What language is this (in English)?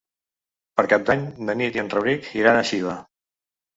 Catalan